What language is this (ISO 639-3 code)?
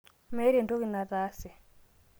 mas